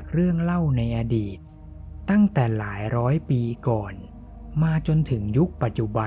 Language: Thai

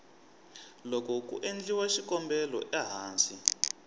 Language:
Tsonga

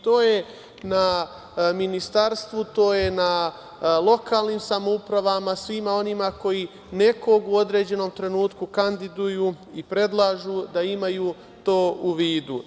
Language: Serbian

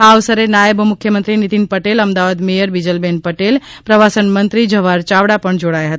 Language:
Gujarati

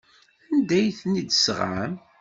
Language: Kabyle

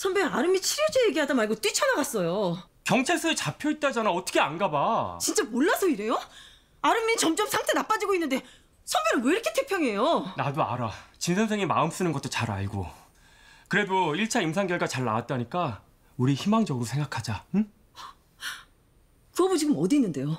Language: Korean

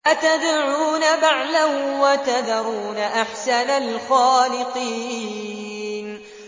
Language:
Arabic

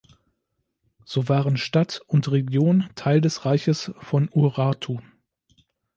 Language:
German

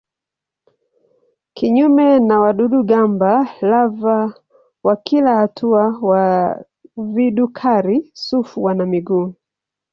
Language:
Swahili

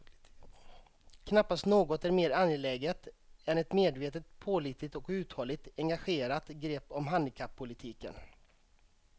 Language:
Swedish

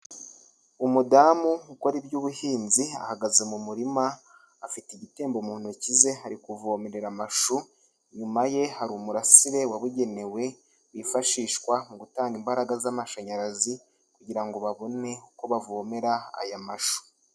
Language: Kinyarwanda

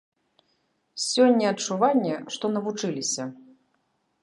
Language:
Belarusian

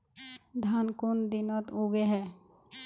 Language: Magahi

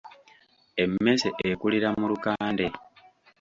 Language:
Ganda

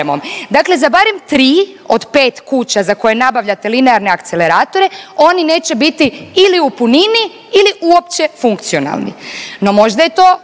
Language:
Croatian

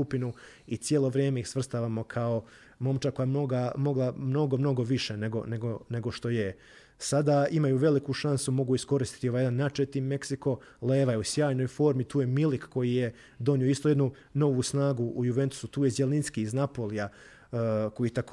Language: Croatian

